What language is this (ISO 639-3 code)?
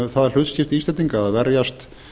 isl